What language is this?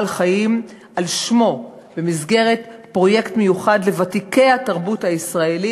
Hebrew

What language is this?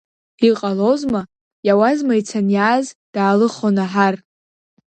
Abkhazian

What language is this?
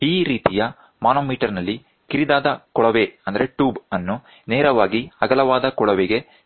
Kannada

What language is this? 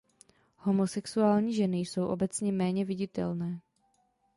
Czech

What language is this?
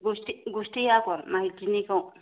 Bodo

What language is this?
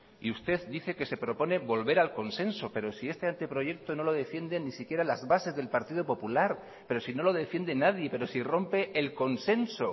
Spanish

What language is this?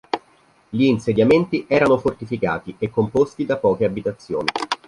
Italian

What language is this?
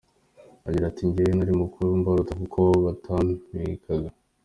Kinyarwanda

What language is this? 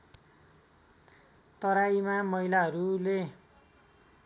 Nepali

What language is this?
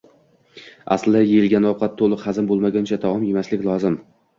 Uzbek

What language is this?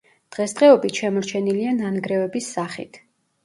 Georgian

